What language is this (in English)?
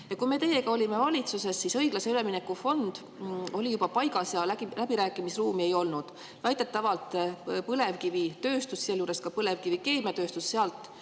Estonian